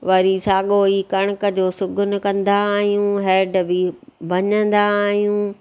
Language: Sindhi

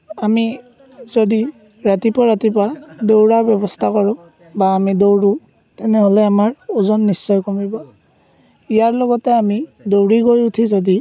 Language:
Assamese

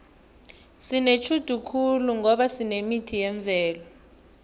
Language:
South Ndebele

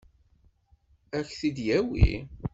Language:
Kabyle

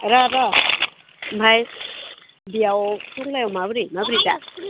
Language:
Bodo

